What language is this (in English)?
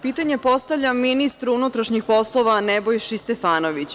Serbian